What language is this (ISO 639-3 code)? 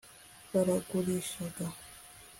kin